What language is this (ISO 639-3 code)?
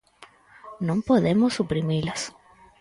glg